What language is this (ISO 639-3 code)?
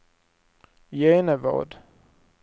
swe